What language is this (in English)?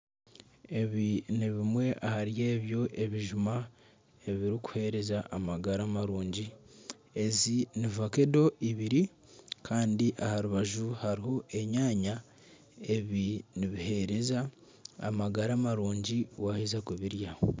Nyankole